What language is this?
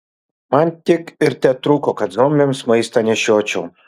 Lithuanian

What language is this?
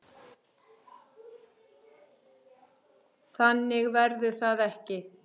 Icelandic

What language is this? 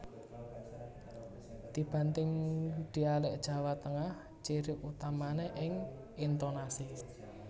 Javanese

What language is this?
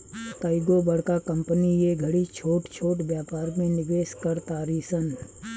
Bhojpuri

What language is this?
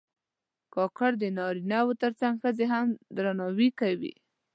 Pashto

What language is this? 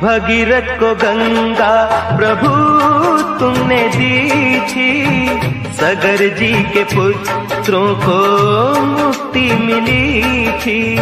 Hindi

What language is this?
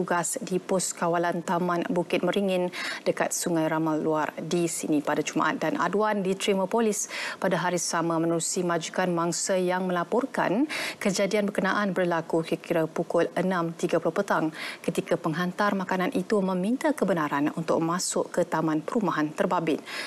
Malay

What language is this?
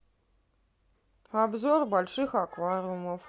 Russian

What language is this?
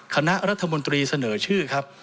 Thai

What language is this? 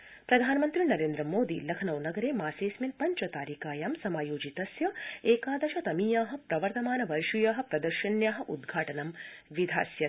Sanskrit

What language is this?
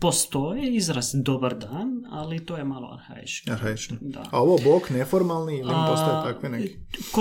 Croatian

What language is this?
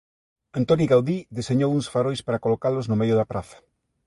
Galician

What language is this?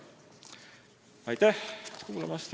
Estonian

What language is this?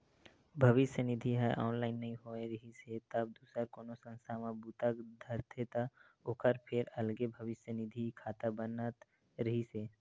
Chhattisgarhi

